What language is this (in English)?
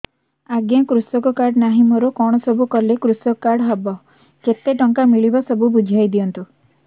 Odia